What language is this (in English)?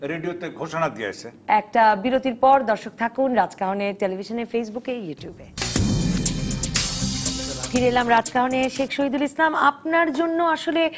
Bangla